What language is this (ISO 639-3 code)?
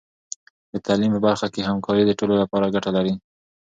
pus